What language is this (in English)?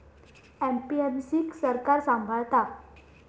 Marathi